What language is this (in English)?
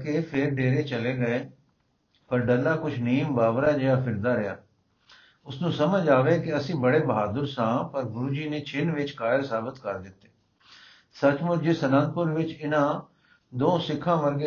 Punjabi